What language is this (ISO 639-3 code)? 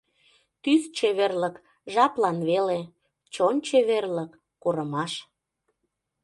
chm